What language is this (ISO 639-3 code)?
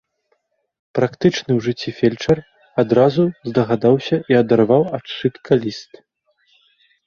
bel